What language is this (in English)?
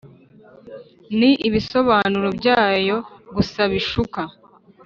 Kinyarwanda